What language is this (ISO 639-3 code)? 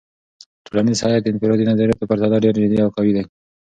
pus